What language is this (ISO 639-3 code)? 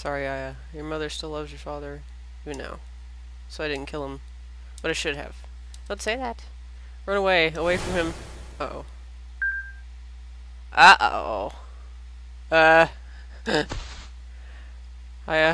eng